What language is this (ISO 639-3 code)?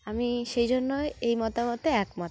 ben